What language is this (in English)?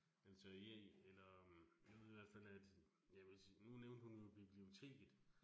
Danish